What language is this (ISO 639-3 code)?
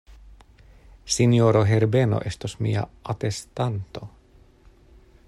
epo